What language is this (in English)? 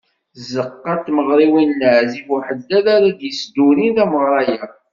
Kabyle